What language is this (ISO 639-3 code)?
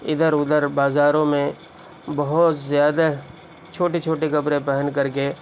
urd